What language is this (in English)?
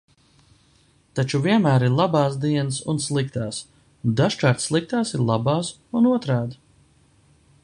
Latvian